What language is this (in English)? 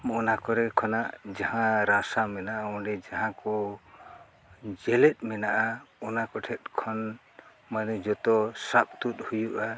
Santali